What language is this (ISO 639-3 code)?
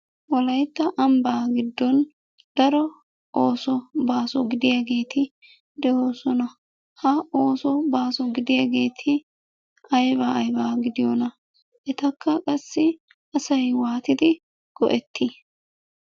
wal